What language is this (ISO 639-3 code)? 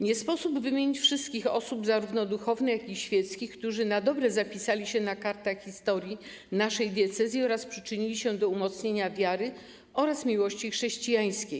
pol